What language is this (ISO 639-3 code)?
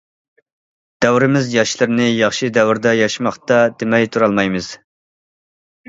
uig